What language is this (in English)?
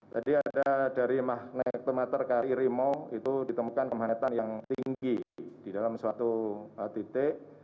Indonesian